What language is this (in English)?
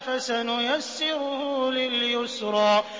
Arabic